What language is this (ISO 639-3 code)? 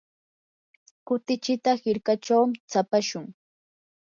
qur